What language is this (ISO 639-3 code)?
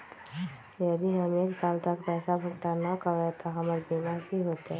mag